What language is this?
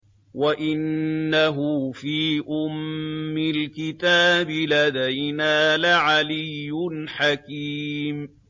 Arabic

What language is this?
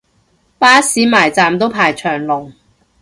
Cantonese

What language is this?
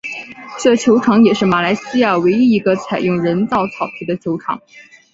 Chinese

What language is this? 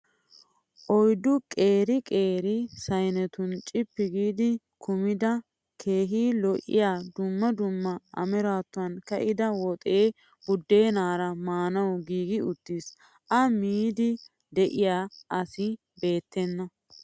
Wolaytta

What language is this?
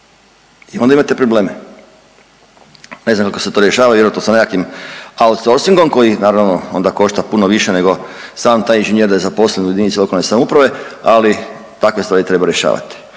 Croatian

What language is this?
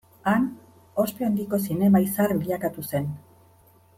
Basque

